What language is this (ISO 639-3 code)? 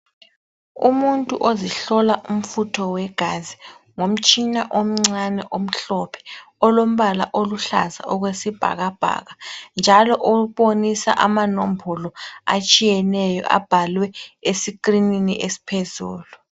nde